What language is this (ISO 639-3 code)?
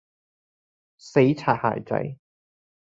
yue